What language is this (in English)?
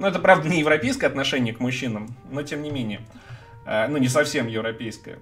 Russian